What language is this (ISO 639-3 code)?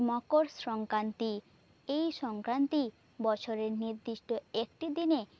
ben